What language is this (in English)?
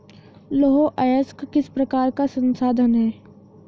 Hindi